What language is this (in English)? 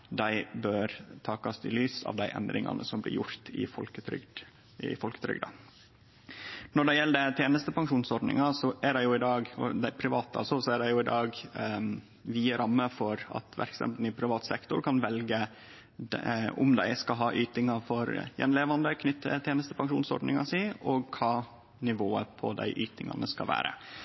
Norwegian Nynorsk